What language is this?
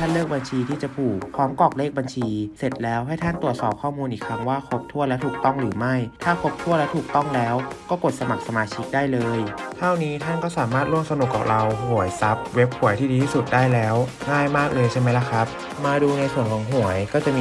Thai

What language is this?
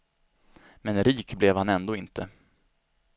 Swedish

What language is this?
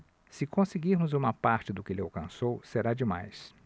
Portuguese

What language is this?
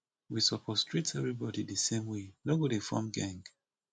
Nigerian Pidgin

